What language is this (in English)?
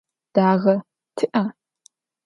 Adyghe